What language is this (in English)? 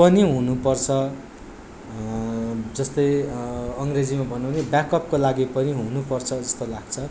Nepali